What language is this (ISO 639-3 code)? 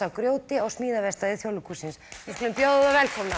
isl